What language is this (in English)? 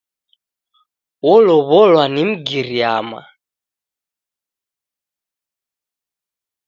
Taita